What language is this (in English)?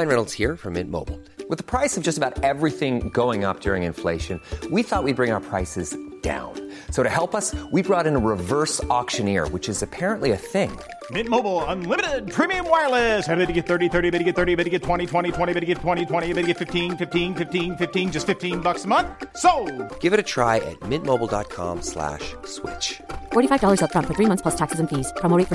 Spanish